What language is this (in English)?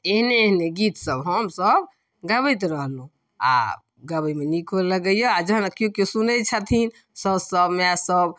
Maithili